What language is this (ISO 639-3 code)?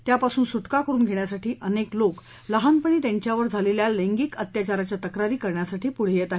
mar